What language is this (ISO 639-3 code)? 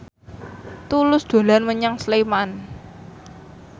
jav